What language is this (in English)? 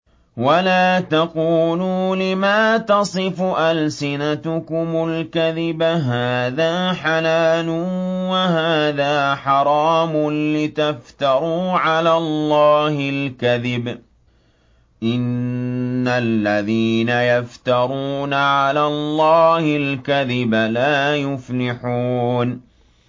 Arabic